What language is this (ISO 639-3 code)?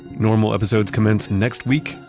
eng